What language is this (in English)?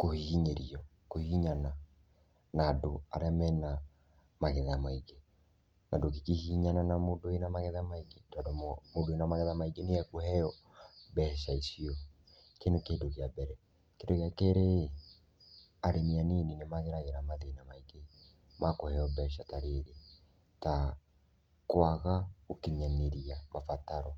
Kikuyu